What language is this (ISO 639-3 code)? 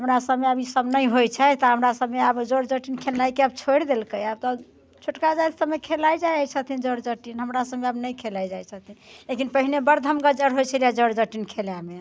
mai